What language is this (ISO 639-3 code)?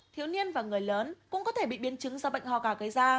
vie